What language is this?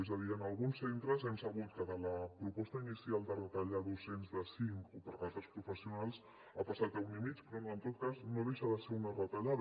Catalan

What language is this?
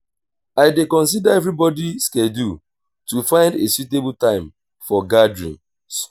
Nigerian Pidgin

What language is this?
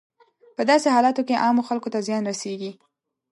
Pashto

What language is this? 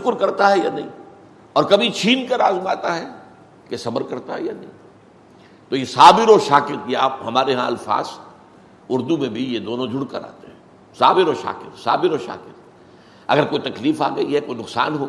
Urdu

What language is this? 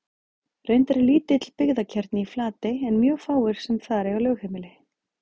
Icelandic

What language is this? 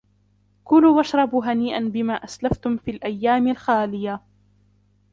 Arabic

